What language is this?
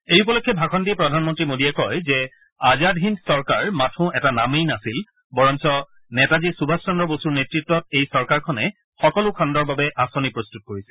Assamese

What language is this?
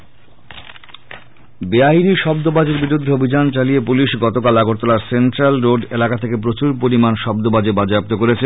Bangla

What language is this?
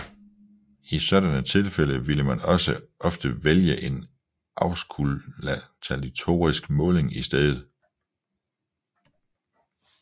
Danish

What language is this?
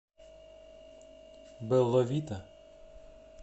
Russian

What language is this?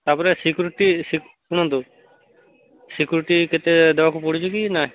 Odia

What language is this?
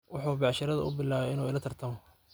Somali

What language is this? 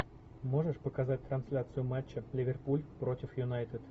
Russian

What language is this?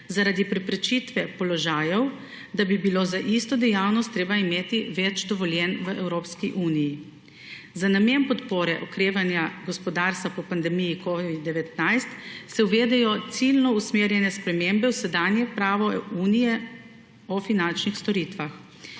Slovenian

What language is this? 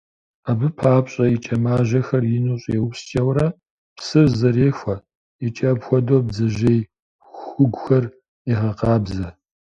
Kabardian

